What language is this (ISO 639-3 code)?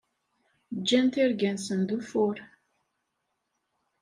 kab